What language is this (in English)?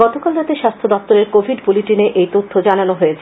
Bangla